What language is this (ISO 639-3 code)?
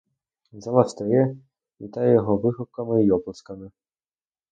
ukr